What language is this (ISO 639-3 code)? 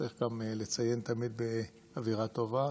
heb